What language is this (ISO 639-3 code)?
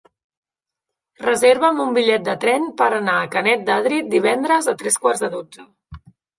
cat